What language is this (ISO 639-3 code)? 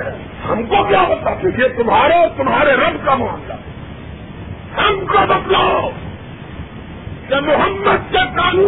urd